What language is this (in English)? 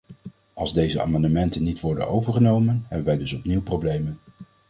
Dutch